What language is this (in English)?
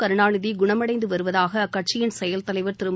Tamil